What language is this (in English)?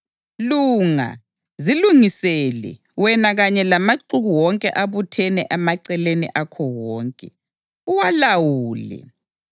North Ndebele